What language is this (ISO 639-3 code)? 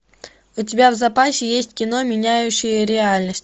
rus